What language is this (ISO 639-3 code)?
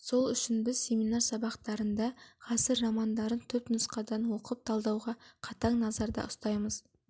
kaz